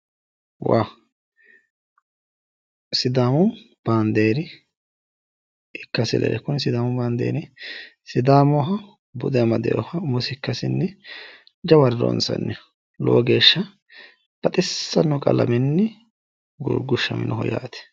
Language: Sidamo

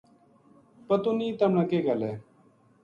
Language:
Gujari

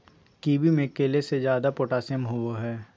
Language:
Magahi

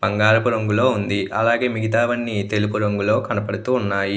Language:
Telugu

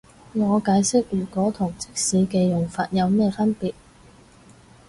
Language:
Cantonese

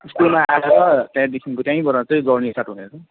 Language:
Nepali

